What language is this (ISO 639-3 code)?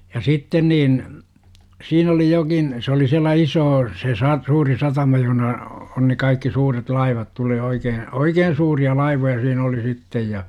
fin